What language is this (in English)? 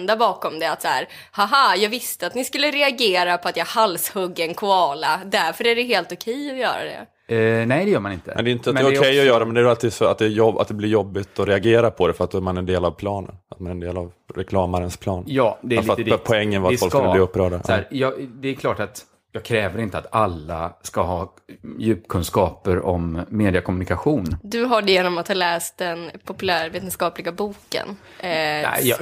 Swedish